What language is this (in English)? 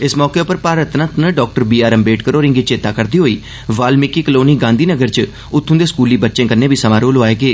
Dogri